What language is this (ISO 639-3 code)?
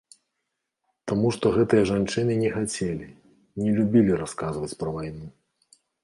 bel